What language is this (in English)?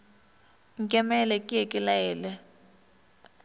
Northern Sotho